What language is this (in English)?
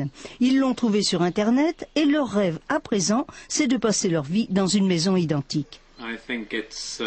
French